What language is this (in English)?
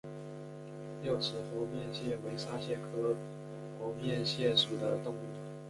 Chinese